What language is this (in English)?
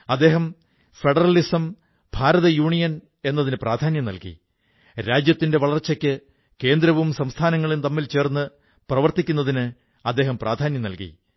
Malayalam